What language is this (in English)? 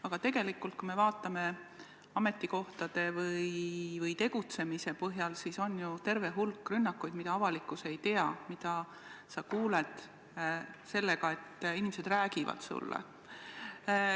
Estonian